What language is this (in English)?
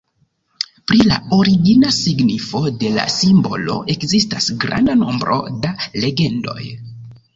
Esperanto